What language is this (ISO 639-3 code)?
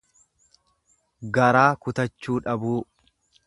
orm